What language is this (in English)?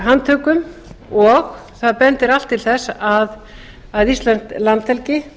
Icelandic